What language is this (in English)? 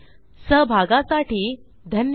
Marathi